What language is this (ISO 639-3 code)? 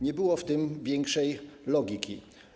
pol